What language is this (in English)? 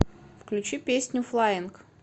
Russian